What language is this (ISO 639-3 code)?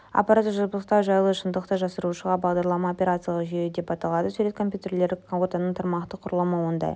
kaz